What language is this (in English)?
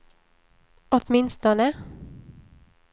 Swedish